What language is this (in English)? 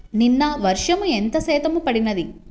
Telugu